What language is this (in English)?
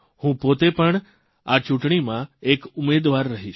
Gujarati